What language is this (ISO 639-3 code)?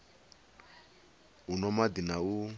ven